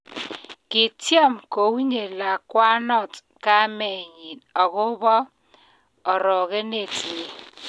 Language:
Kalenjin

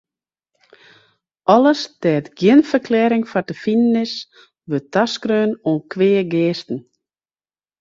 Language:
Western Frisian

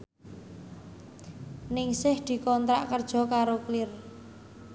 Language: Javanese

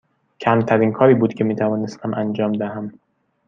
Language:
Persian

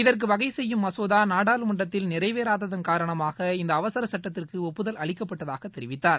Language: Tamil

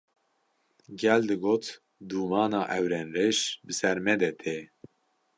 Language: Kurdish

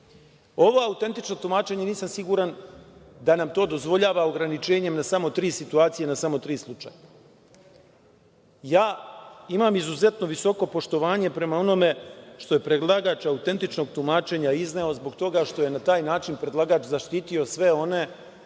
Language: Serbian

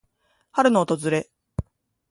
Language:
Japanese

